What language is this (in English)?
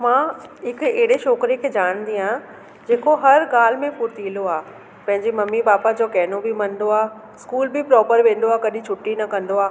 Sindhi